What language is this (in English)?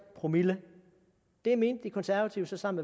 Danish